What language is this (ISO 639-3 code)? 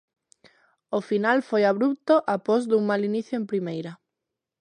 glg